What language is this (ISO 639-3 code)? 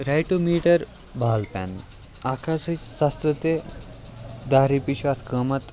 kas